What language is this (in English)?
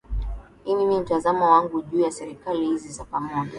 Swahili